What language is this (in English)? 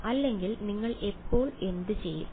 Malayalam